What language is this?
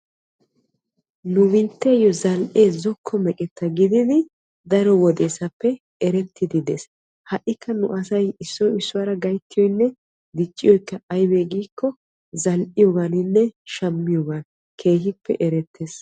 Wolaytta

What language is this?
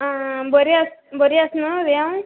Konkani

